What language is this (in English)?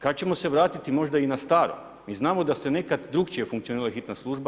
Croatian